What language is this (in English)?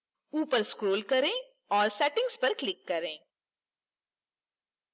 Hindi